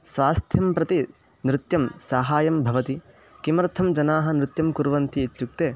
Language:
Sanskrit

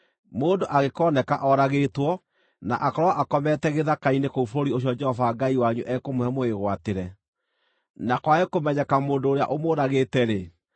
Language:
Kikuyu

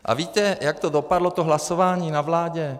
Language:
Czech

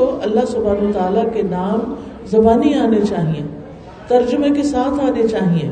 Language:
Urdu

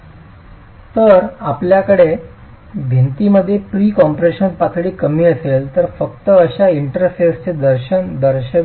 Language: Marathi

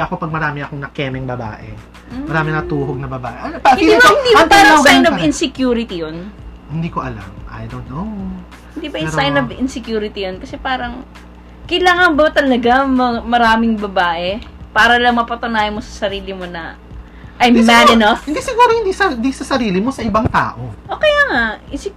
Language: Filipino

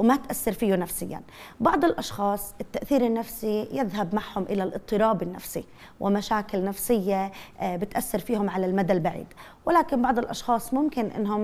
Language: Arabic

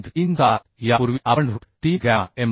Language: Marathi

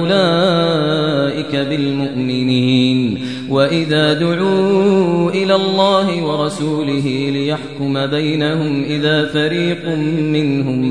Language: Arabic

